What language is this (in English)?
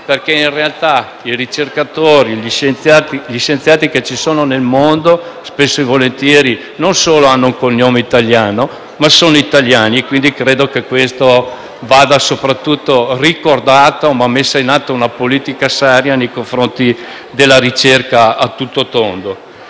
Italian